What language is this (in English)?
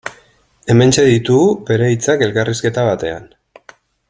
Basque